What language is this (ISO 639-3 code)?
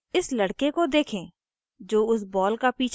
hin